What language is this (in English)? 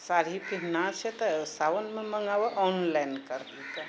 Maithili